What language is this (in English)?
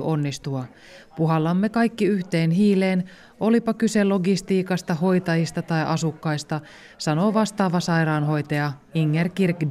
Finnish